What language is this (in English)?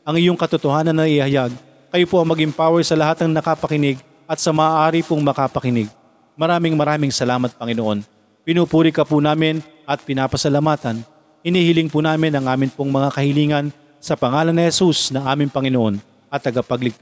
Filipino